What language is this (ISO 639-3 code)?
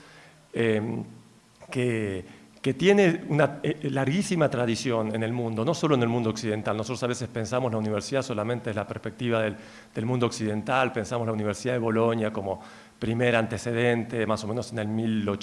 spa